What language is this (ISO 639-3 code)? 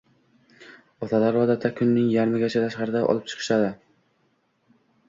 uzb